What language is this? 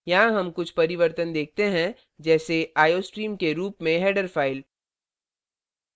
Hindi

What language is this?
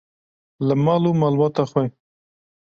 Kurdish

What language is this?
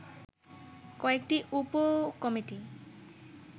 Bangla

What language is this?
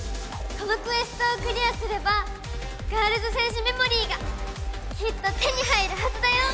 Japanese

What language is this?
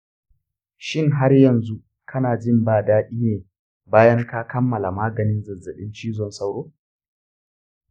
Hausa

